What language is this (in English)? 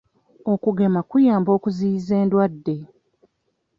Ganda